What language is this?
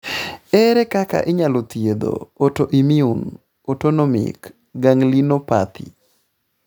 Luo (Kenya and Tanzania)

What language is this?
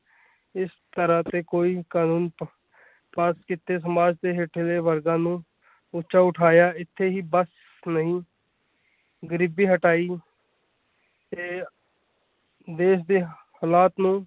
Punjabi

